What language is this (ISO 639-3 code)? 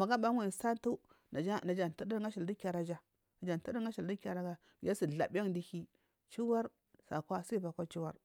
mfm